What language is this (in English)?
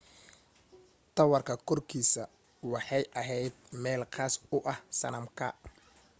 Somali